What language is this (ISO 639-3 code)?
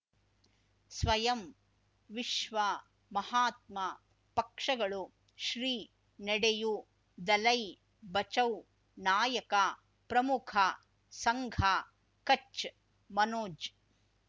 kan